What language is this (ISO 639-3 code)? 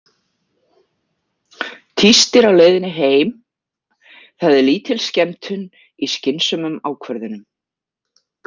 isl